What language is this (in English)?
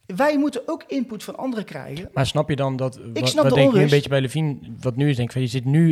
Dutch